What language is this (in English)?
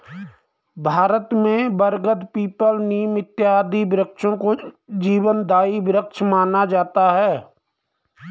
Hindi